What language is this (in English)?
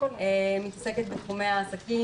Hebrew